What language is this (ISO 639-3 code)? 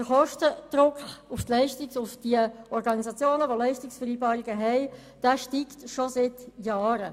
gsw